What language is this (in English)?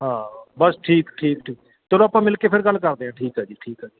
Punjabi